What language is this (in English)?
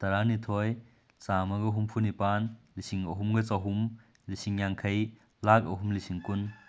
Manipuri